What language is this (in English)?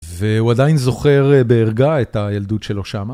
Hebrew